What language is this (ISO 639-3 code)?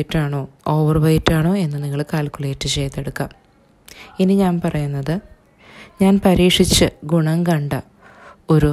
mal